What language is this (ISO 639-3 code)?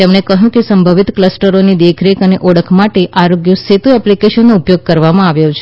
guj